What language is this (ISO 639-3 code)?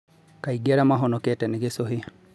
kik